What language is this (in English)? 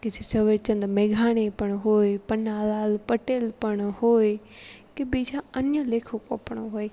Gujarati